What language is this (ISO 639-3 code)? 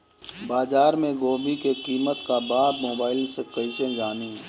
bho